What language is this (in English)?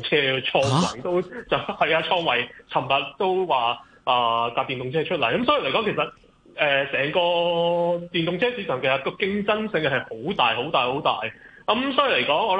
Chinese